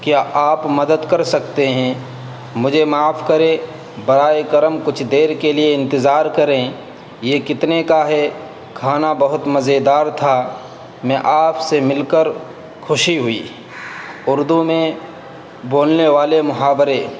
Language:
Urdu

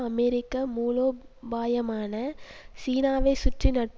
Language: Tamil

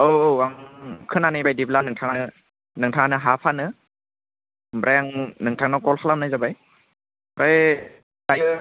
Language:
Bodo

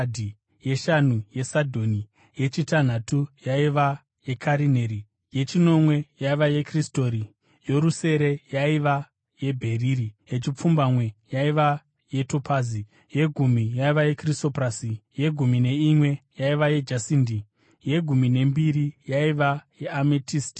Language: Shona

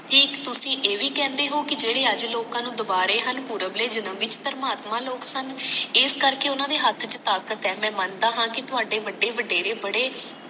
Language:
Punjabi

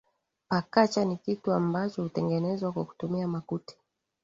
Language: Swahili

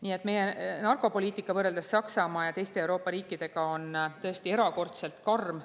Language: Estonian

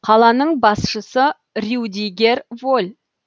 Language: Kazakh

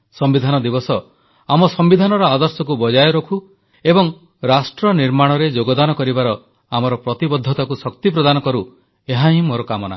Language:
Odia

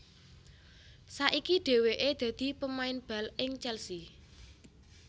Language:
Javanese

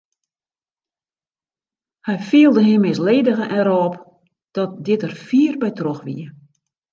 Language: Western Frisian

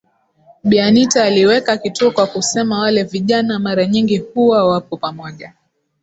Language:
Swahili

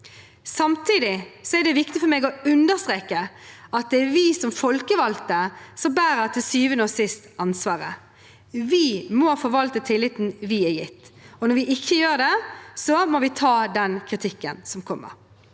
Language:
Norwegian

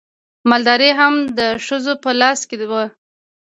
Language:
Pashto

